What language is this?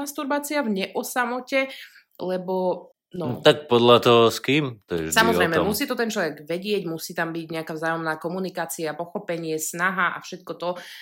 Slovak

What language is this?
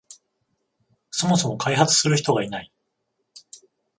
Japanese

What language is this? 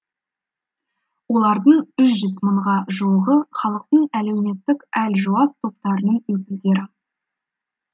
Kazakh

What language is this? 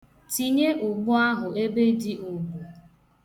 Igbo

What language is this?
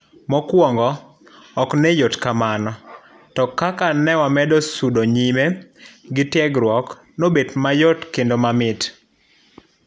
Luo (Kenya and Tanzania)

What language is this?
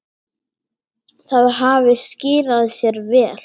Icelandic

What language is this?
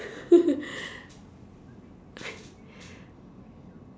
English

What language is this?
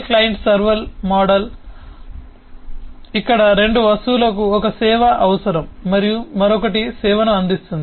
Telugu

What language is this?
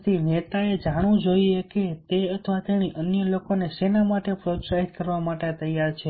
Gujarati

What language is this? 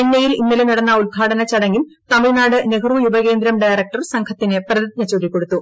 Malayalam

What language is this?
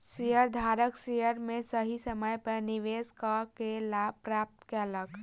Maithili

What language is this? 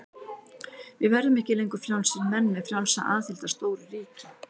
Icelandic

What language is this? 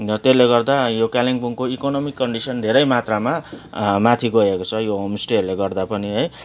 Nepali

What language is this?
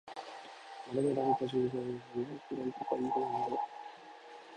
Japanese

